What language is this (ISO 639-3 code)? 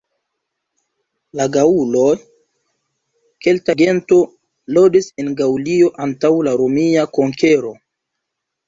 epo